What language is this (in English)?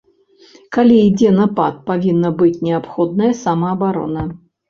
Belarusian